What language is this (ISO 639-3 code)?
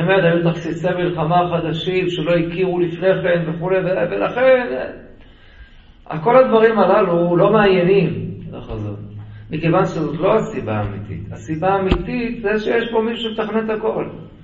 heb